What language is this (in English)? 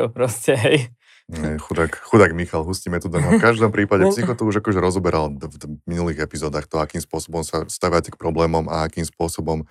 Slovak